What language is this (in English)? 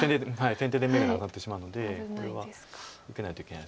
Japanese